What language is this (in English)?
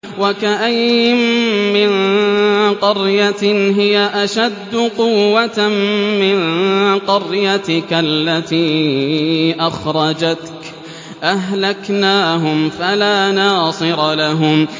Arabic